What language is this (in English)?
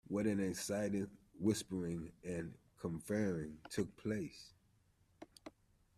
English